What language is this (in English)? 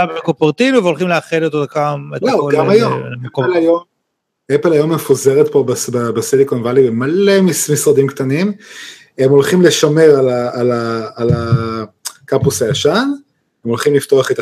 Hebrew